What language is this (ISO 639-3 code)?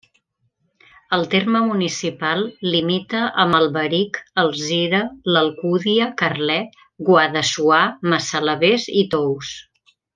cat